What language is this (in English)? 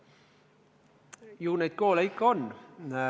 Estonian